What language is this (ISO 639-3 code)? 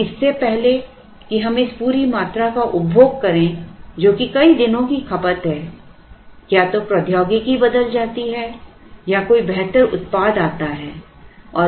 hin